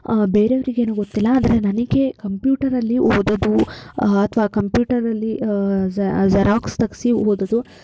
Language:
Kannada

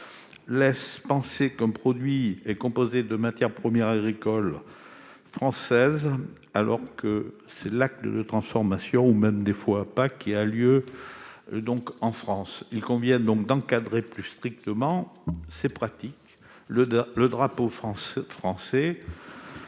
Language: French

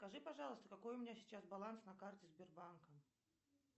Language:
Russian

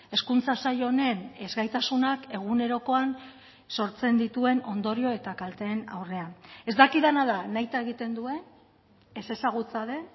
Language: Basque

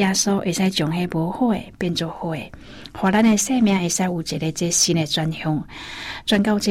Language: Chinese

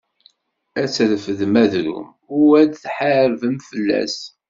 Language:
Kabyle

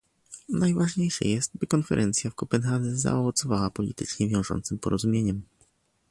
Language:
Polish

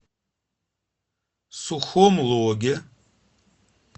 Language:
Russian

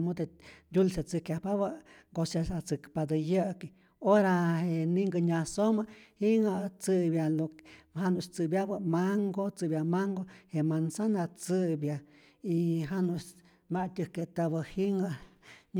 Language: Rayón Zoque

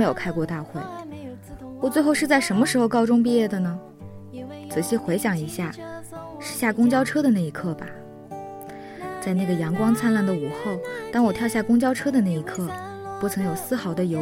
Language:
Chinese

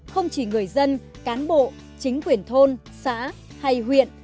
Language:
Vietnamese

